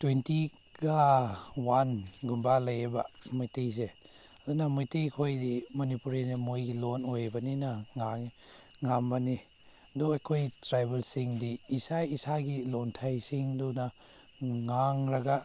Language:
Manipuri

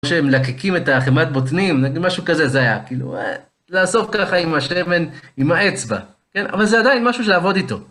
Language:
Hebrew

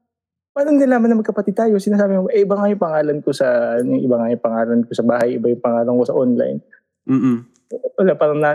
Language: Filipino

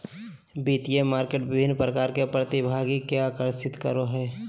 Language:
Magahi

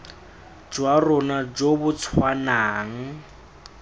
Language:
Tswana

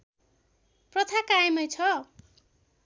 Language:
Nepali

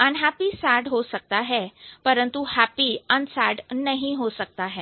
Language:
Hindi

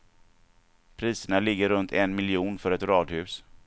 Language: Swedish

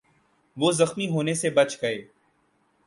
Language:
Urdu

